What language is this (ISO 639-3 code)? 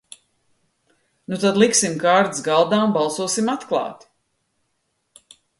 lav